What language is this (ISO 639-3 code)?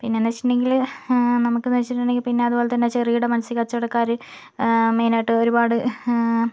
mal